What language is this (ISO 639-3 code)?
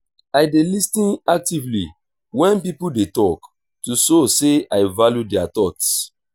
pcm